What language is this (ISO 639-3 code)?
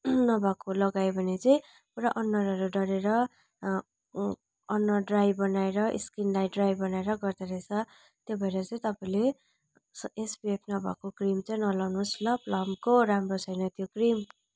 nep